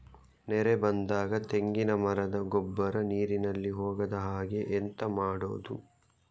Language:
Kannada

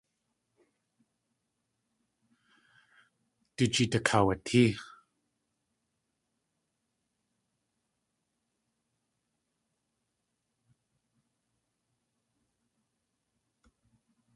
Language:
Tlingit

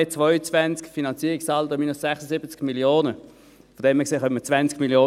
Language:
Swiss German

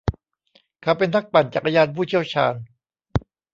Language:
Thai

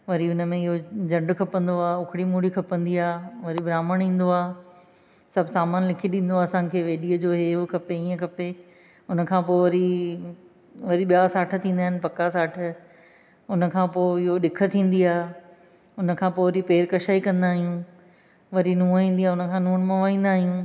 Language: Sindhi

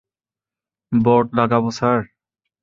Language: Bangla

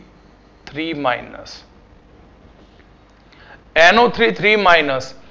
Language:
Gujarati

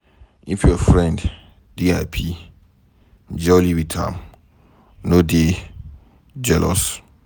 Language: Nigerian Pidgin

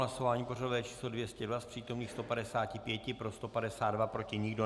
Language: Czech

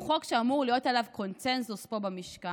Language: Hebrew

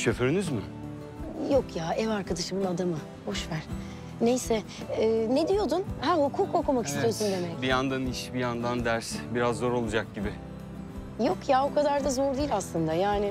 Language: Turkish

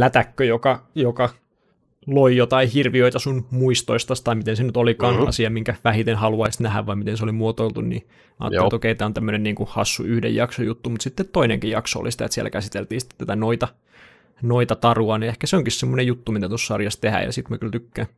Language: Finnish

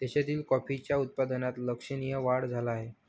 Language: Marathi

